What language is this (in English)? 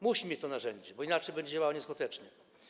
Polish